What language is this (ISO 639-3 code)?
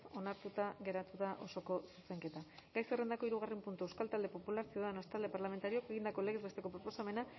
eus